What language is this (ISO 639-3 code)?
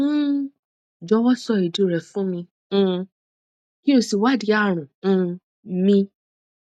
yor